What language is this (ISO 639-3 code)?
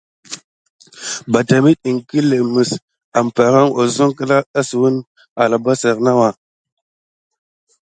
gid